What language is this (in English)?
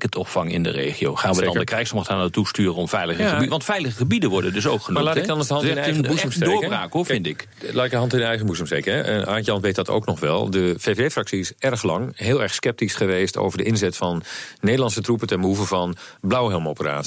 Dutch